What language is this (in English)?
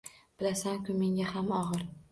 Uzbek